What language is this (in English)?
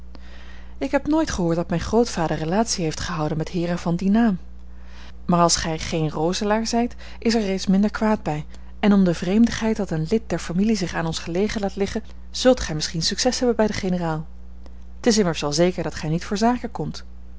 Dutch